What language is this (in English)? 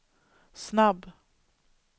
Swedish